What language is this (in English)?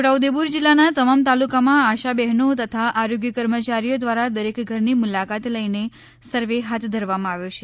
Gujarati